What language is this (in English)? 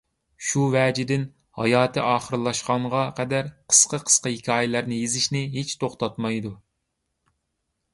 Uyghur